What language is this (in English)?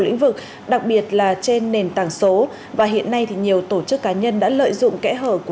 Vietnamese